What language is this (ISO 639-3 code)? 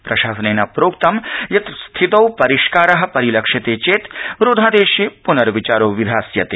san